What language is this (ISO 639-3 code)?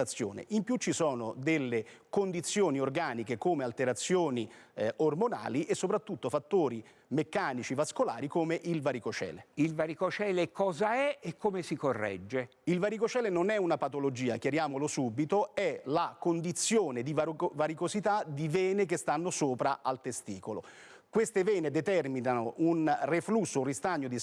ita